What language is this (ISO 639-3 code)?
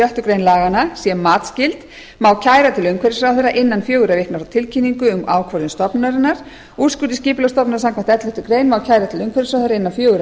isl